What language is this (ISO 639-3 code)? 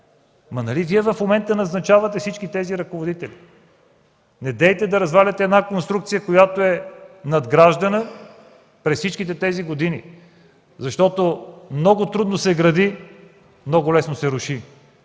bul